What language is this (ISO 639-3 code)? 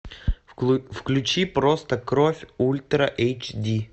rus